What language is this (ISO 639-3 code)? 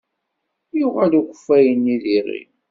kab